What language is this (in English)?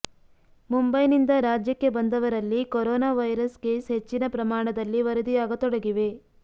Kannada